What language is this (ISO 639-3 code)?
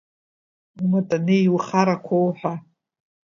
abk